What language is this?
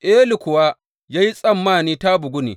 Hausa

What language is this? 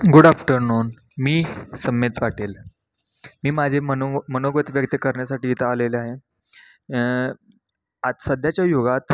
Marathi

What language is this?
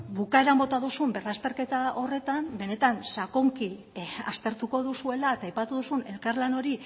Basque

